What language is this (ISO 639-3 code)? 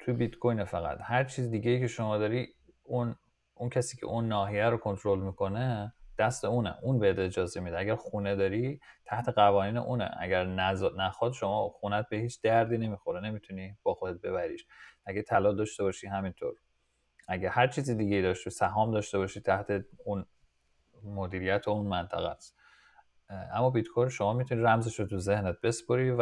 fas